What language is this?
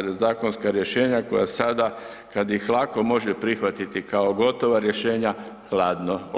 Croatian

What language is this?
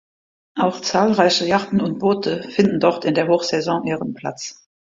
German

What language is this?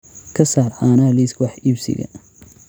Somali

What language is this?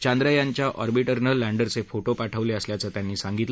Marathi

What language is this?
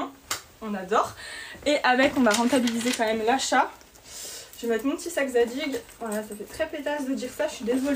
French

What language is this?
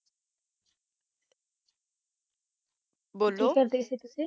Punjabi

